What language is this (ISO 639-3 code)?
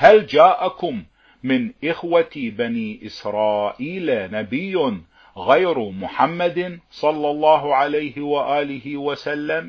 ara